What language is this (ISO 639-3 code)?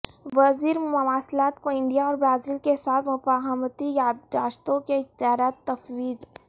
urd